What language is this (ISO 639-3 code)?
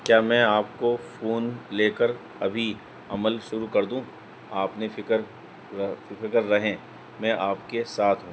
urd